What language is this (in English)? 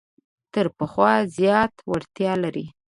Pashto